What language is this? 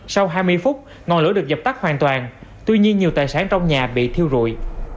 Vietnamese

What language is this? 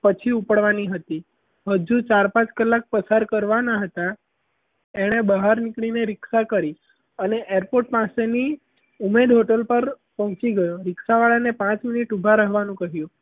Gujarati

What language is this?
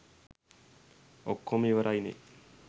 Sinhala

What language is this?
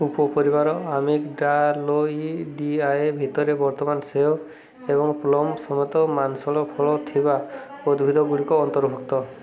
Odia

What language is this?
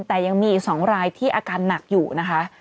Thai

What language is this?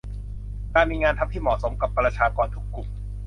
Thai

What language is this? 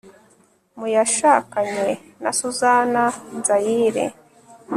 Kinyarwanda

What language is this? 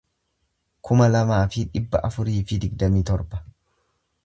Oromo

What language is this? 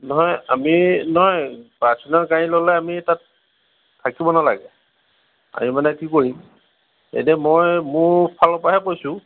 Assamese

